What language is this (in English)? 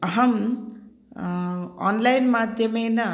Sanskrit